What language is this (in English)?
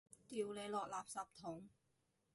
Cantonese